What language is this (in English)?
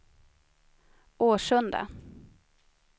Swedish